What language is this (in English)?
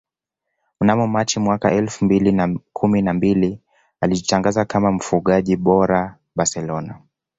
Swahili